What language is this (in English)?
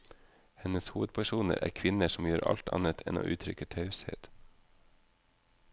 Norwegian